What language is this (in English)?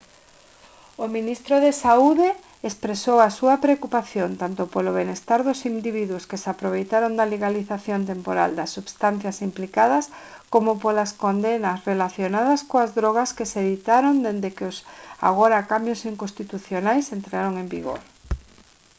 Galician